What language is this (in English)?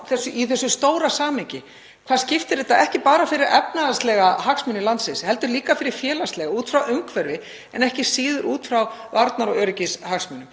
Icelandic